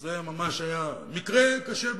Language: Hebrew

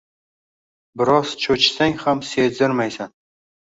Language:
Uzbek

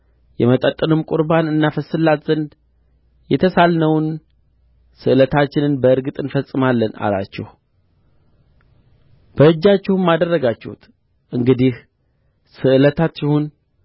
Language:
Amharic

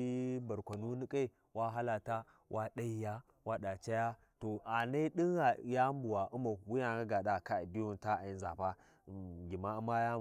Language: Warji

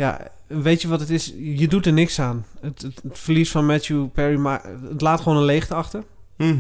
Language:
Dutch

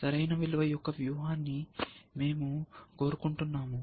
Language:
Telugu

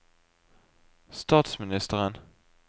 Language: Norwegian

